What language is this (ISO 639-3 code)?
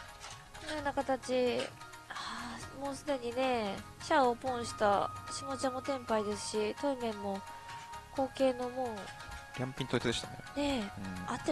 jpn